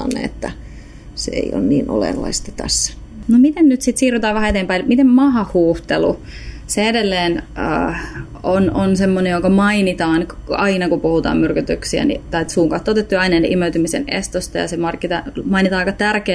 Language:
Finnish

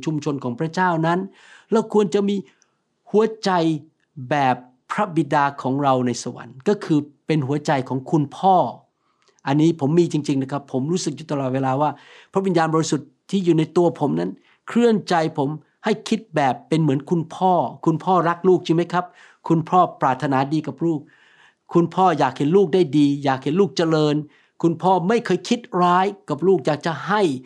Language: Thai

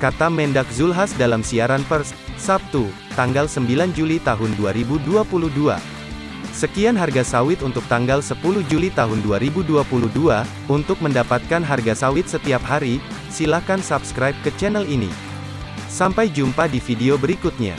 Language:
Indonesian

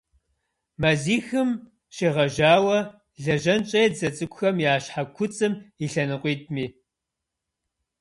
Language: Kabardian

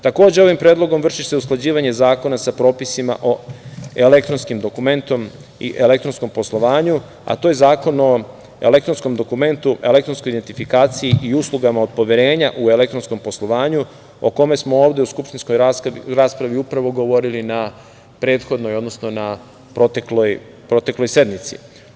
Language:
Serbian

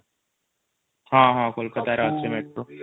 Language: Odia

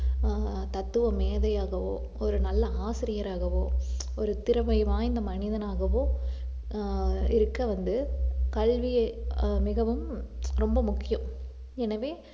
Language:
Tamil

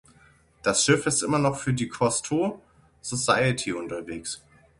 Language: German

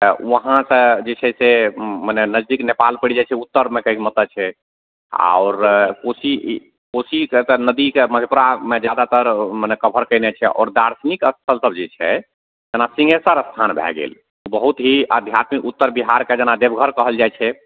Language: Maithili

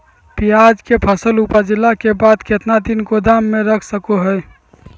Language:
Magahi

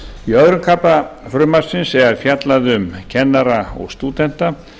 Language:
Icelandic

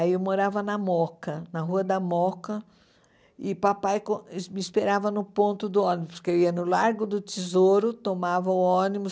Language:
Portuguese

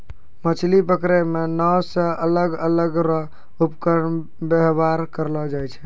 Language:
Maithili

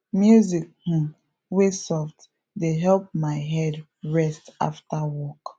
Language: Nigerian Pidgin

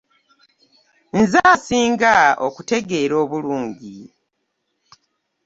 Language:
Ganda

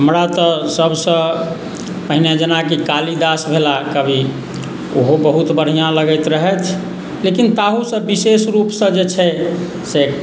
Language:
Maithili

